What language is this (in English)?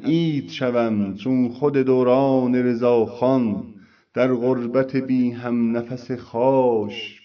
Persian